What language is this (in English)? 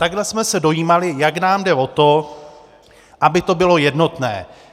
Czech